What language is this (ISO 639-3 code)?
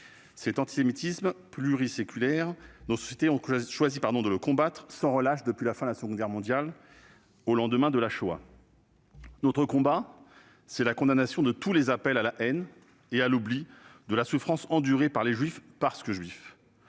fra